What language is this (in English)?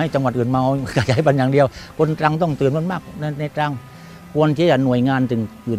Thai